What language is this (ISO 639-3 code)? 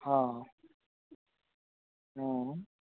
ori